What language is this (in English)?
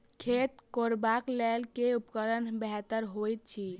Maithili